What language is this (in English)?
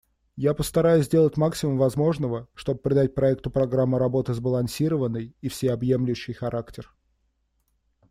Russian